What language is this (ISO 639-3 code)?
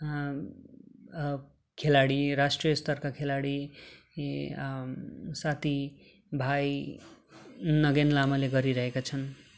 nep